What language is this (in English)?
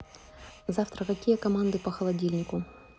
Russian